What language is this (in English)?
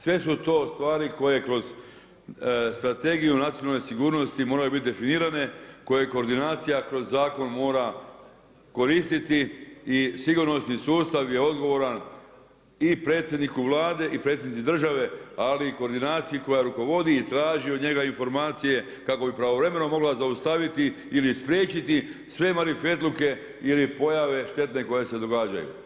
Croatian